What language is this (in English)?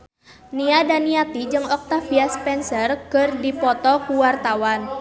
Sundanese